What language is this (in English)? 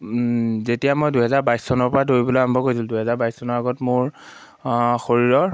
Assamese